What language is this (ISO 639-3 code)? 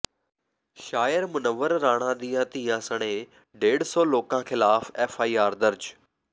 pan